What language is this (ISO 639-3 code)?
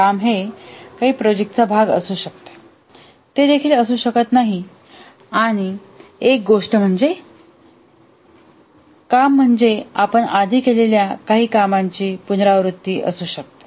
mar